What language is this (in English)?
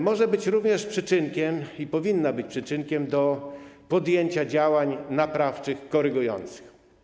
Polish